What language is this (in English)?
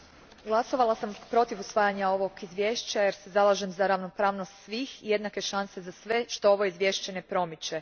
Croatian